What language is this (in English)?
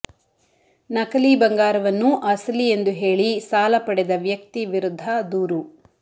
Kannada